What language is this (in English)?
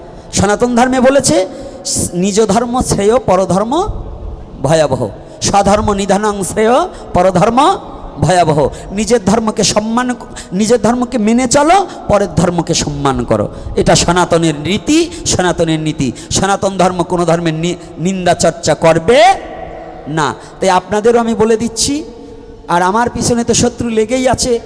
Bangla